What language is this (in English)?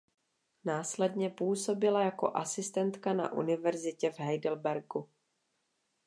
Czech